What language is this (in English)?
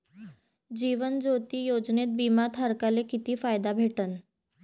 Marathi